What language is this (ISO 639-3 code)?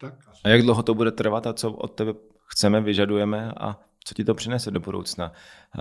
ces